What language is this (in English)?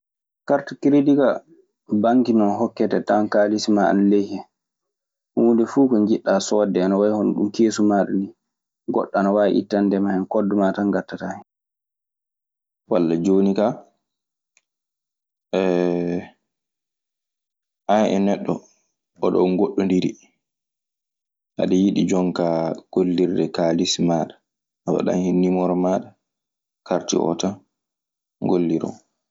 Maasina Fulfulde